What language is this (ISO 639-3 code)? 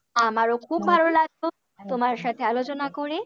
ben